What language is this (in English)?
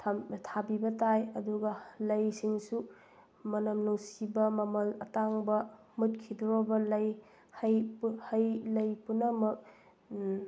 Manipuri